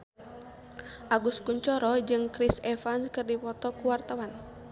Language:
Sundanese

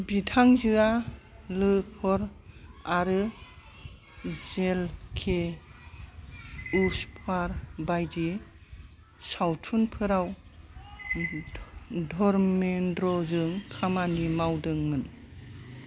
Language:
Bodo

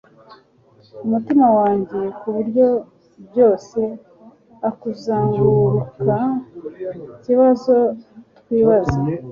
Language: Kinyarwanda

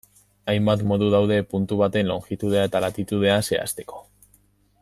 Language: Basque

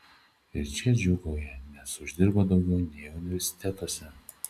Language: Lithuanian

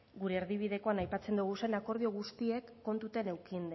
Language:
Basque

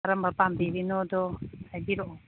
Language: Manipuri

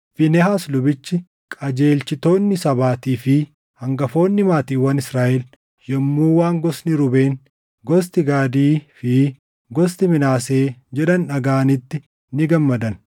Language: Oromo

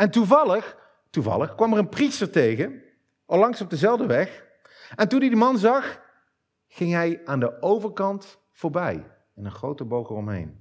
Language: Dutch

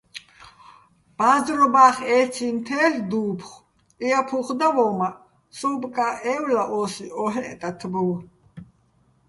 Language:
Bats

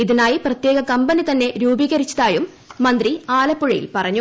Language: Malayalam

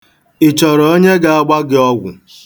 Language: Igbo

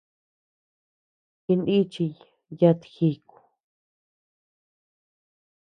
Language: Tepeuxila Cuicatec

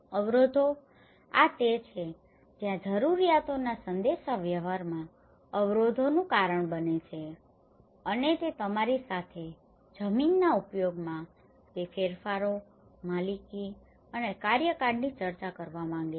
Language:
Gujarati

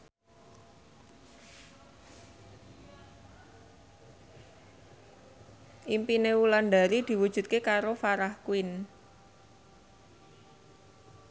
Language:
Javanese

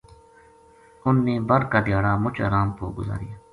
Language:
Gujari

